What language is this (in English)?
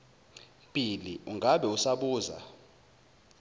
Zulu